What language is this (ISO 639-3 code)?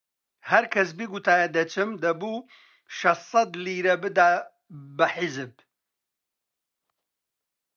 ckb